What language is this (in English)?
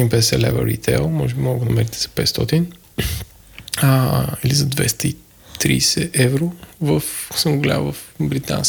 Bulgarian